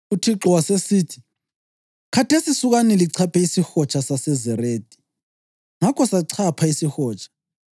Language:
North Ndebele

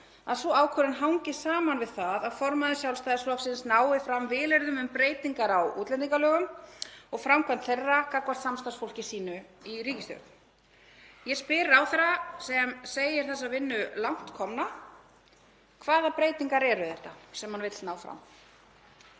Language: Icelandic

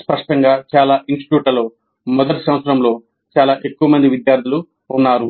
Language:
Telugu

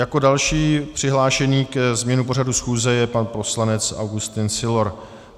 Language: Czech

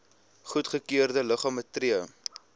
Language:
Afrikaans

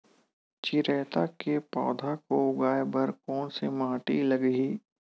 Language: Chhattisgarhi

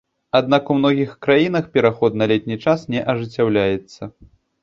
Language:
Belarusian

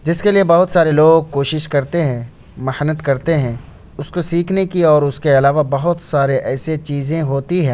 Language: Urdu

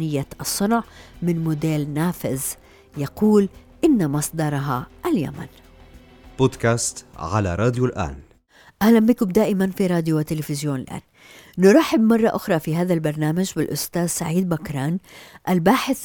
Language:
Arabic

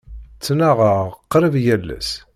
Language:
Kabyle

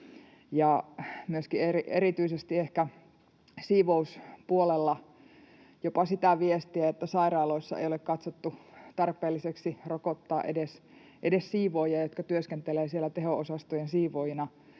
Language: Finnish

